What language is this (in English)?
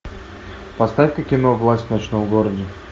Russian